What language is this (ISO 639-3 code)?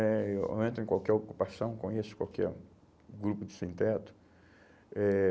por